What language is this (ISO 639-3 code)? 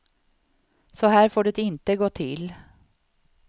swe